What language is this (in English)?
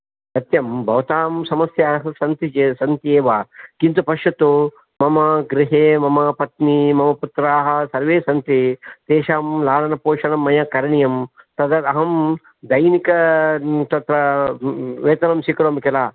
Sanskrit